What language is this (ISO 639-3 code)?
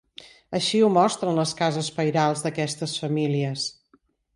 cat